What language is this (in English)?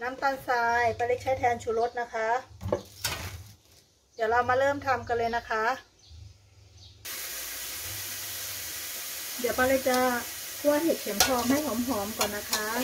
Thai